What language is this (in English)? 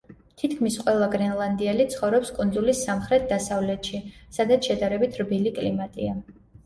Georgian